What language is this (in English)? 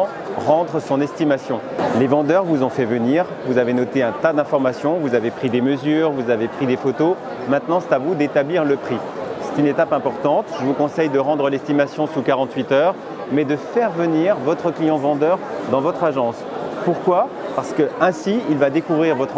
French